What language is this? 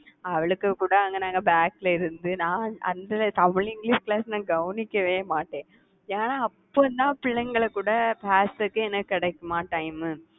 Tamil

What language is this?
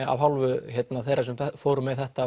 Icelandic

